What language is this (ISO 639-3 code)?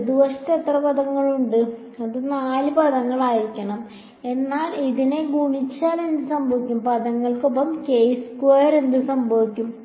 mal